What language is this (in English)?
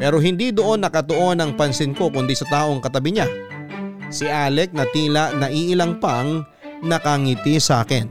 Filipino